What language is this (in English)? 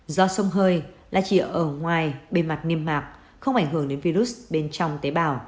Vietnamese